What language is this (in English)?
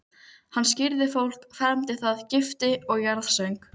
Icelandic